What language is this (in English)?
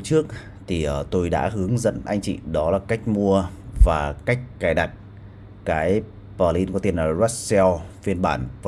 Vietnamese